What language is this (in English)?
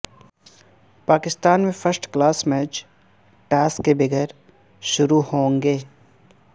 Urdu